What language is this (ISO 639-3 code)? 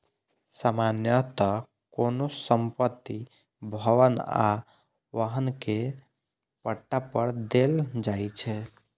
mai